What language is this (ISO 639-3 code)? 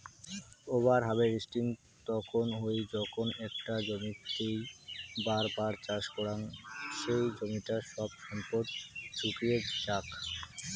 ben